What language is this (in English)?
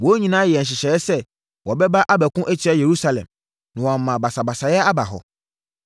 Akan